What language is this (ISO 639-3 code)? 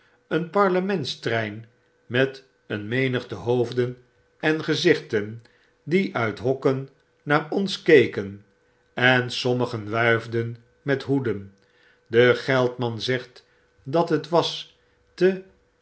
nld